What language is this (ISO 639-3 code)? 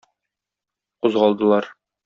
tat